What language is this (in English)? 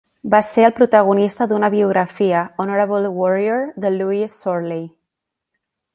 Catalan